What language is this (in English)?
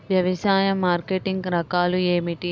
Telugu